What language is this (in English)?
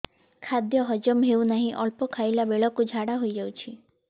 Odia